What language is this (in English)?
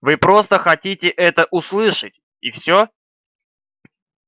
Russian